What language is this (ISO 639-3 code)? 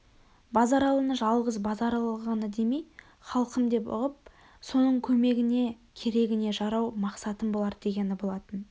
kaz